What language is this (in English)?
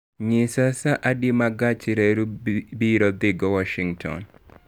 Luo (Kenya and Tanzania)